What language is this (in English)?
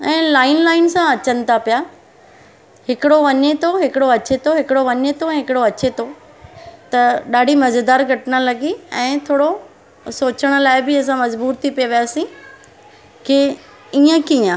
Sindhi